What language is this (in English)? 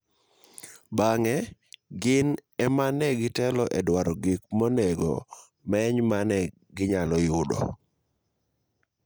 Luo (Kenya and Tanzania)